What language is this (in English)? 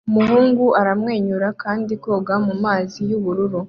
Kinyarwanda